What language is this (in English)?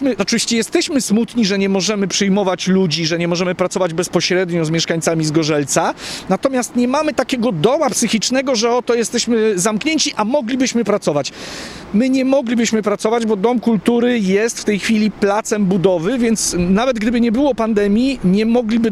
Polish